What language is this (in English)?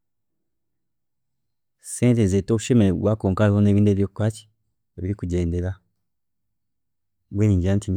Chiga